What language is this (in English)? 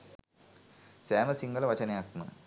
Sinhala